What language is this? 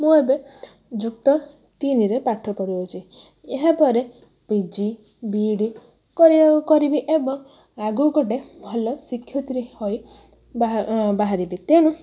Odia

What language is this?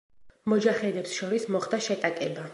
Georgian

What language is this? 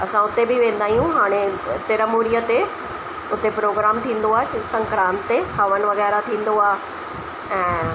Sindhi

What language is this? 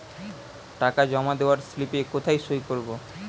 Bangla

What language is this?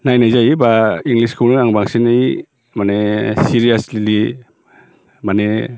Bodo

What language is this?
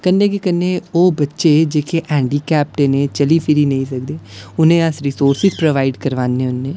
Dogri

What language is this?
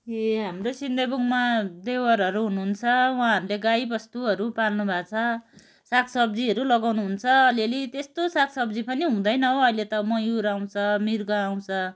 Nepali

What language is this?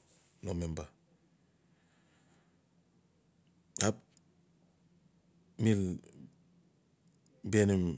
Notsi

